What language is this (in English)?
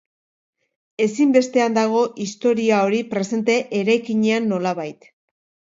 Basque